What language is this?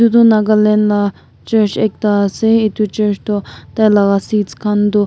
Naga Pidgin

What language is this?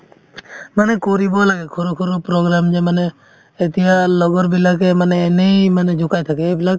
Assamese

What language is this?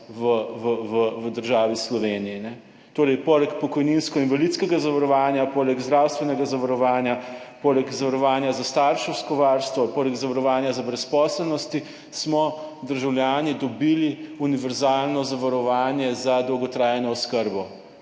Slovenian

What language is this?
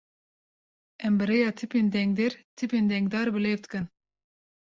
Kurdish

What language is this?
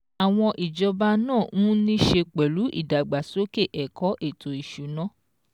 Yoruba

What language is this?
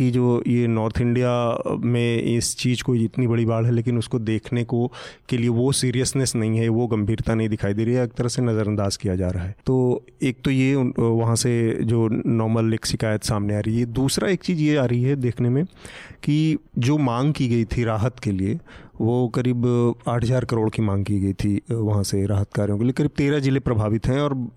Hindi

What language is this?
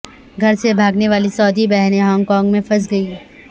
Urdu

